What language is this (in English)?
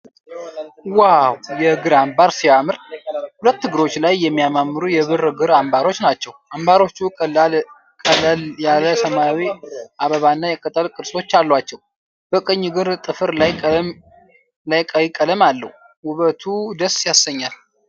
Amharic